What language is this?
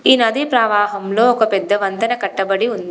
Telugu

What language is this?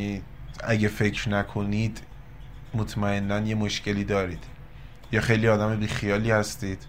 Persian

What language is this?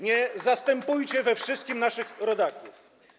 Polish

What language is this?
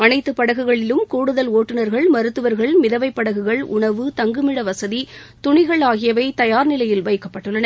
Tamil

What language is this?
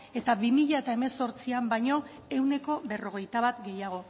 Basque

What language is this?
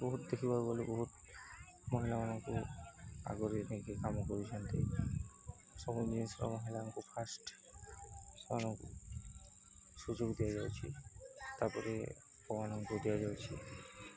Odia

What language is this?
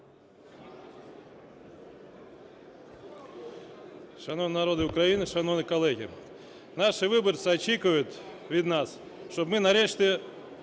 Ukrainian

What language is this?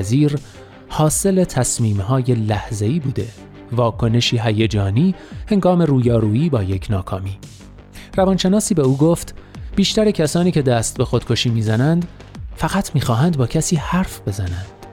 Persian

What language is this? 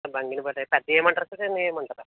Telugu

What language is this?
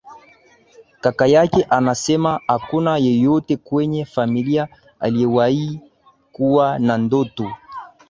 Swahili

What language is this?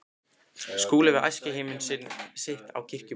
Icelandic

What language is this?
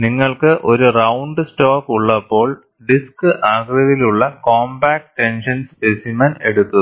Malayalam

